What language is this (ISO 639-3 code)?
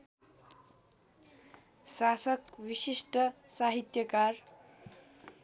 nep